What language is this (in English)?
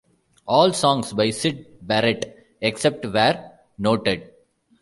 English